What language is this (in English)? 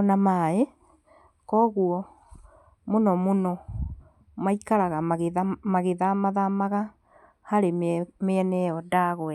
Kikuyu